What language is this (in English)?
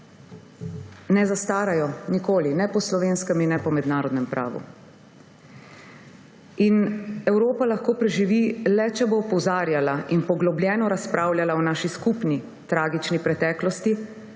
Slovenian